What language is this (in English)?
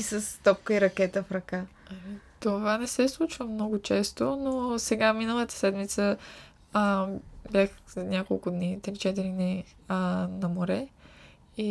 Bulgarian